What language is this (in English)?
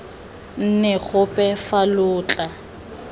Tswana